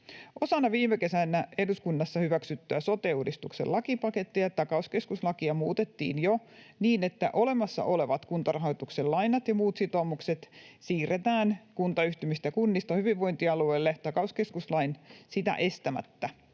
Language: Finnish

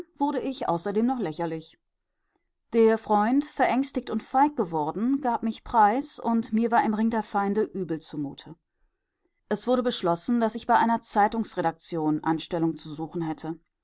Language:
German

